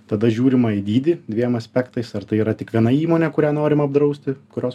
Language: Lithuanian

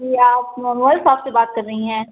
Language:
Urdu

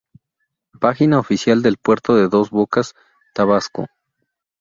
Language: Spanish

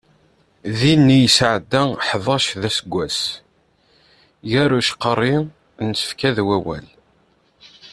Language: Kabyle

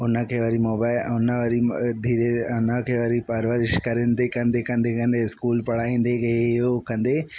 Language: Sindhi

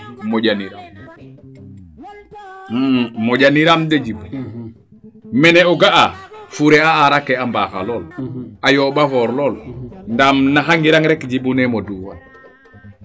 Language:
Serer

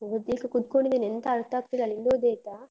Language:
Kannada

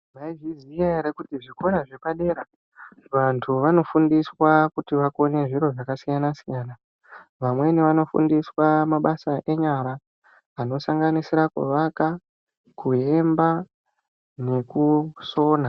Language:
Ndau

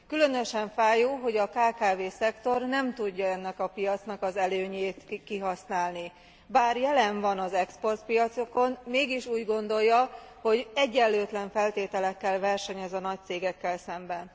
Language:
Hungarian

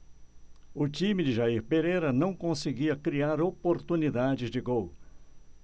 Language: Portuguese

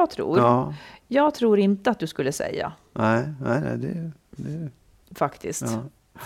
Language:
Swedish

